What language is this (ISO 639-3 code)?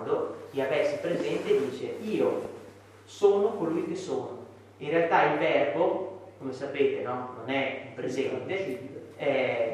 ita